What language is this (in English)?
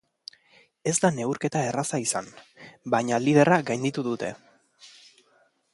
Basque